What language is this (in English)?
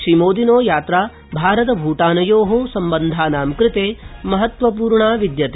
Sanskrit